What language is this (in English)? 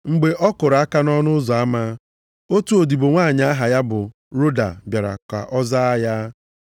Igbo